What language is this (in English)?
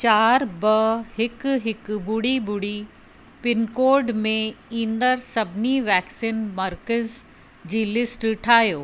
Sindhi